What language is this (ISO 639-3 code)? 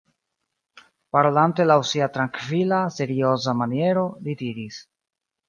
epo